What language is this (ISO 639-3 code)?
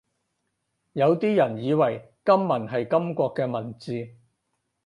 yue